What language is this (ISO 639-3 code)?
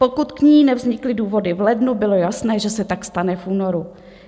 ces